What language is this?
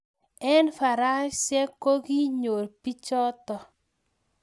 Kalenjin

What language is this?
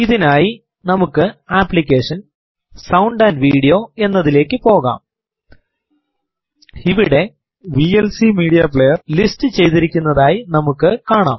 Malayalam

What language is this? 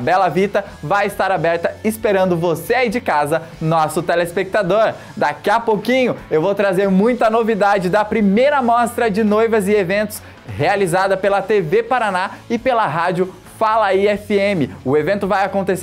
Portuguese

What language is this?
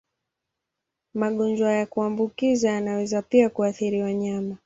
Swahili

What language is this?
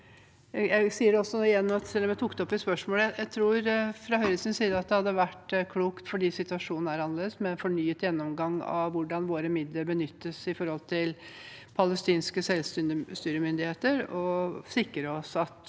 Norwegian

